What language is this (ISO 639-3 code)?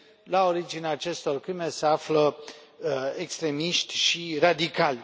ron